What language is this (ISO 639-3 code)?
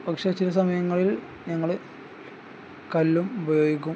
mal